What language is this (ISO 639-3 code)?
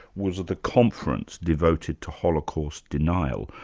eng